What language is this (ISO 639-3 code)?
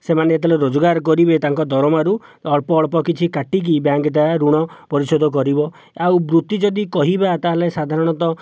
ori